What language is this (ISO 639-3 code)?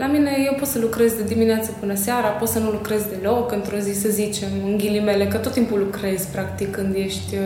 ron